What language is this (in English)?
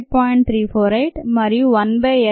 Telugu